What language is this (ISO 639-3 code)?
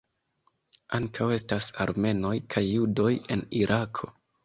epo